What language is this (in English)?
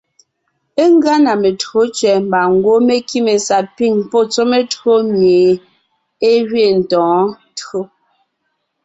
Ngiemboon